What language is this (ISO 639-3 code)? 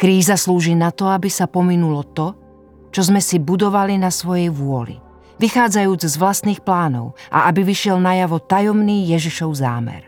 slk